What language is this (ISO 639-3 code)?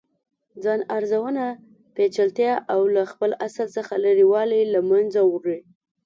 pus